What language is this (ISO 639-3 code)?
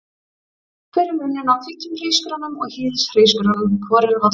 isl